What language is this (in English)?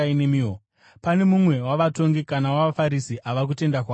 Shona